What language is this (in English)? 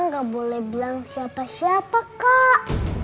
Indonesian